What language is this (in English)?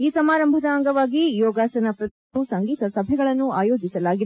Kannada